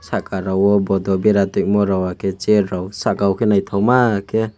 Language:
Kok Borok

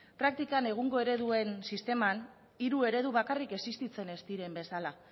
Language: Basque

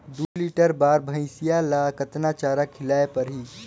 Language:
Chhattisgarhi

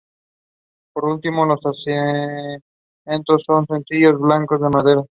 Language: Spanish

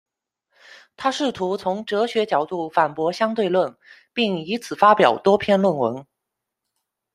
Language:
Chinese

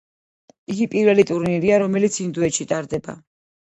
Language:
Georgian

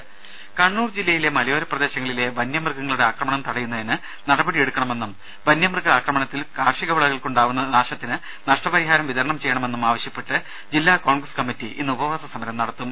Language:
Malayalam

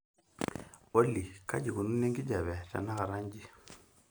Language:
Masai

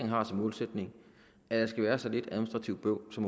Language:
Danish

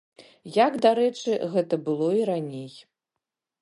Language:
Belarusian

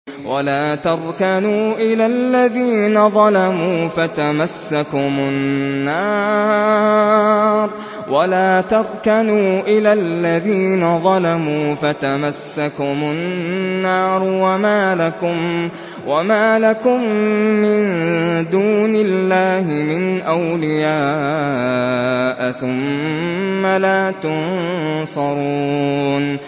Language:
Arabic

